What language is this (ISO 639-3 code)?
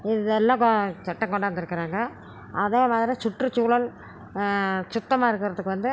tam